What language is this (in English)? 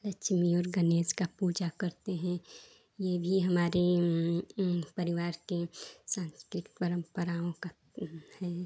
Hindi